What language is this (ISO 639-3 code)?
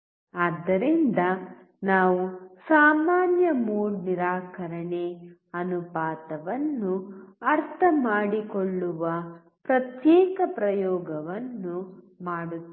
kan